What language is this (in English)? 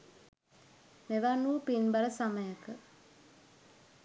Sinhala